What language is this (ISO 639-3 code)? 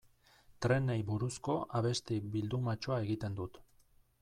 eus